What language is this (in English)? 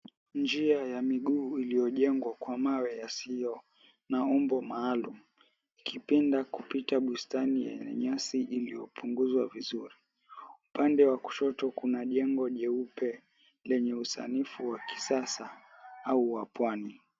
Swahili